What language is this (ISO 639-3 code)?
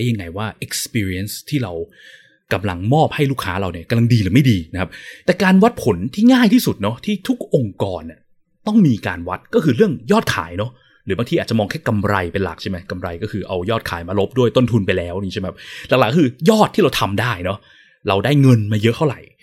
tha